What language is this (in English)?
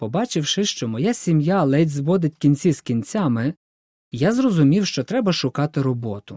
Ukrainian